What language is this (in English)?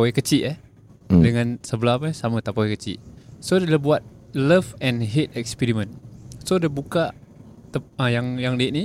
Malay